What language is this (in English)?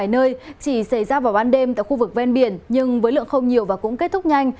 Vietnamese